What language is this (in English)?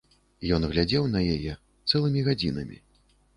Belarusian